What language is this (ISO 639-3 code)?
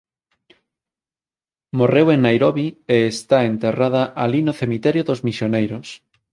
glg